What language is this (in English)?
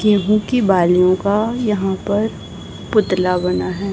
Hindi